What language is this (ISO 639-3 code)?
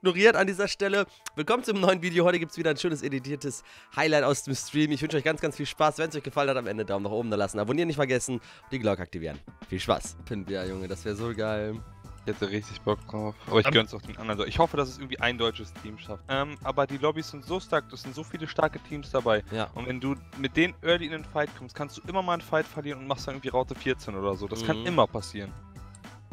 deu